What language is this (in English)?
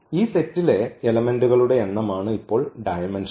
Malayalam